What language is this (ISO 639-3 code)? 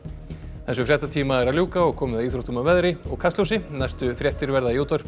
isl